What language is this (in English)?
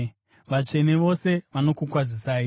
Shona